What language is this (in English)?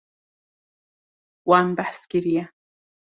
Kurdish